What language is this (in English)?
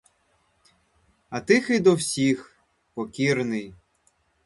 Ukrainian